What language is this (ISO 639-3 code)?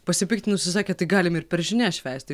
lit